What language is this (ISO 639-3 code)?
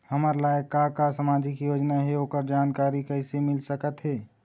hne